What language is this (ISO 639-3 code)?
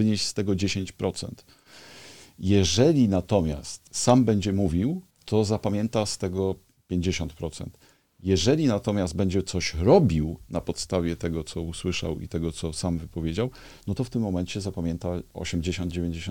pol